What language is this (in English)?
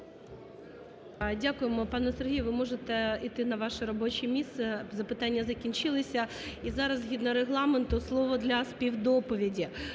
Ukrainian